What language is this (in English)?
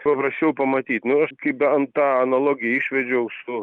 Lithuanian